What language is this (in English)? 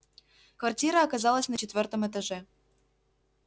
Russian